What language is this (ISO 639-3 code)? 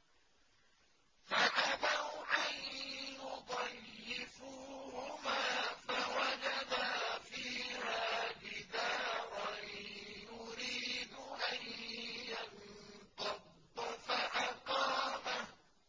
ara